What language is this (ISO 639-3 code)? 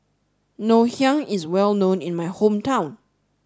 eng